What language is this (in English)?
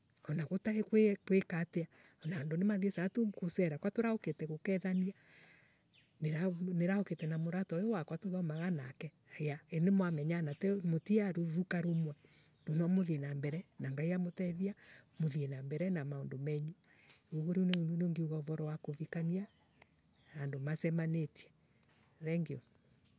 Embu